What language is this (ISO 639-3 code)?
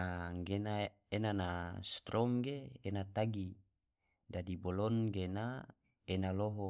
tvo